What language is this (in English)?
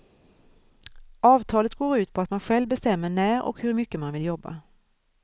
Swedish